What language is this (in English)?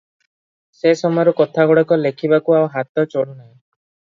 Odia